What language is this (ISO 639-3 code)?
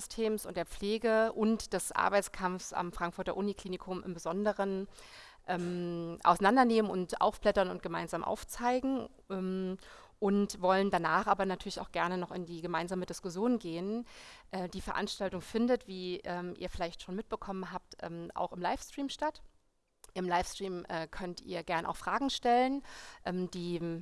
deu